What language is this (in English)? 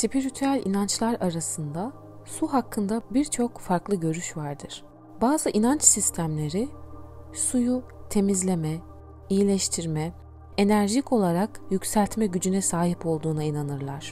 Turkish